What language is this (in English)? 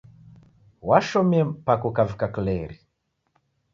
Taita